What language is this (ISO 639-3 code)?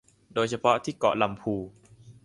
tha